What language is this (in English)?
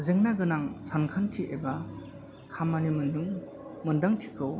Bodo